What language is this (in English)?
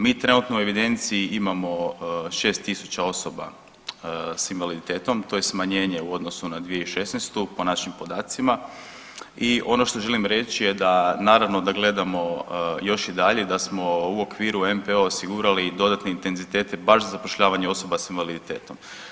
Croatian